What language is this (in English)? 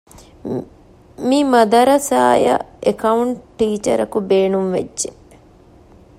Divehi